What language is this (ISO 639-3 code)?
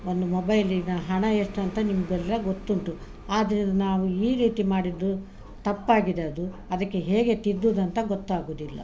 kan